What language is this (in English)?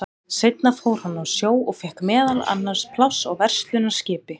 Icelandic